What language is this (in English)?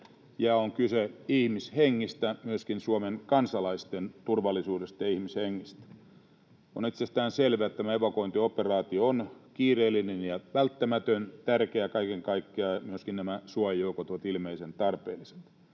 Finnish